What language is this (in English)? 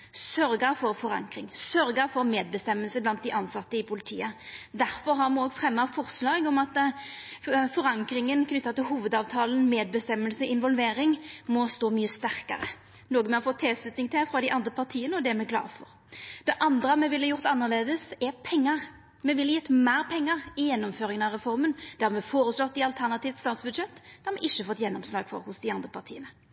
Norwegian Nynorsk